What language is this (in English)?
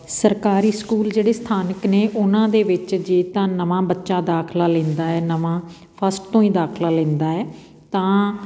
Punjabi